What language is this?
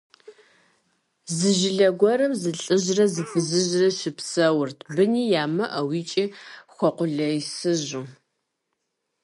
Kabardian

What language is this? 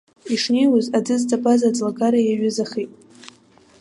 Abkhazian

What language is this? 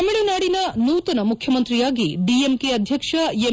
Kannada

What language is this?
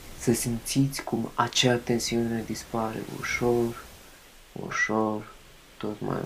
Romanian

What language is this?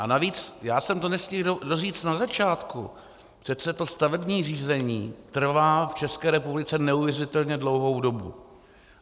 Czech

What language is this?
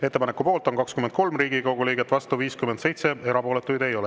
Estonian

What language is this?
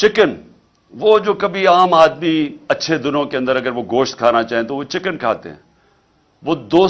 Urdu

